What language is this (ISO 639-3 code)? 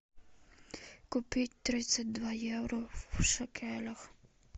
rus